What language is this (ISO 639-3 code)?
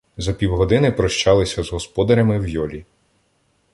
ukr